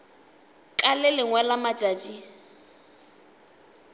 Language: Northern Sotho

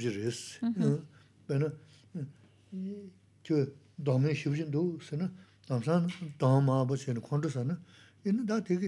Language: Spanish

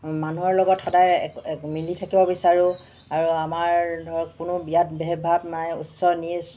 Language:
Assamese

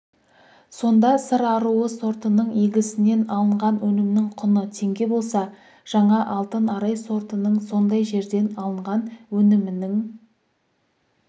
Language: Kazakh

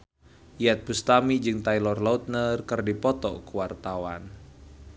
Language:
Sundanese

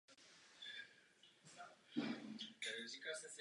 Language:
Czech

